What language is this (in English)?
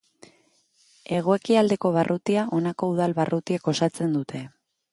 Basque